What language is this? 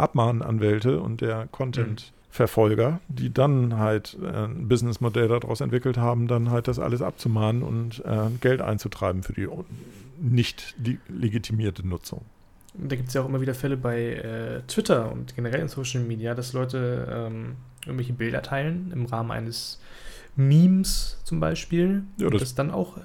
German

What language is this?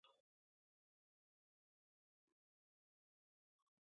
Pashto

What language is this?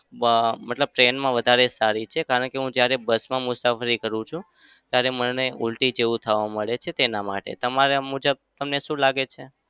Gujarati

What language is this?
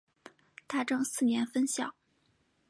Chinese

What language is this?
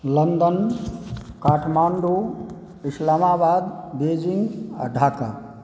Maithili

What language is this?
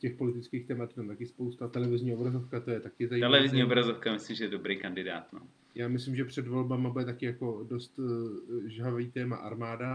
Czech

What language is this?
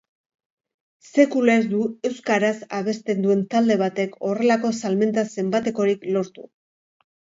Basque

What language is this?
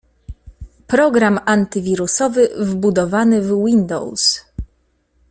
Polish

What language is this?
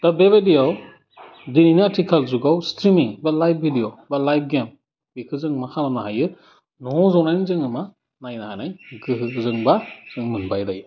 Bodo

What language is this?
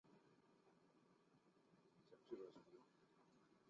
Chinese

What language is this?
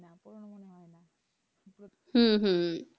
Bangla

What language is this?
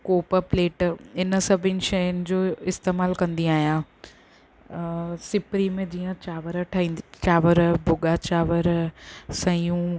Sindhi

